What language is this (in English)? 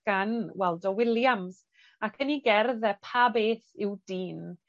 Welsh